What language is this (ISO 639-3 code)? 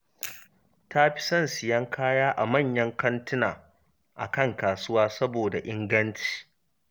hau